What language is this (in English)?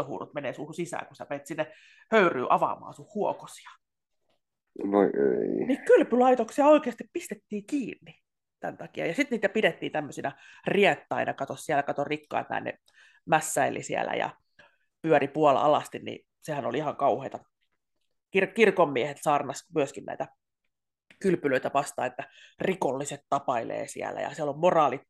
Finnish